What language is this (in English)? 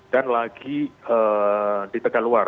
Indonesian